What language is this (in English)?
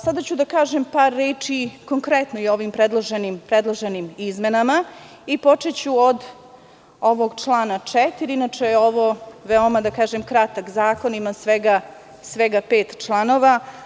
Serbian